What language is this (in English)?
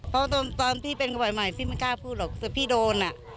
Thai